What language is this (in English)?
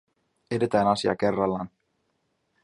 Finnish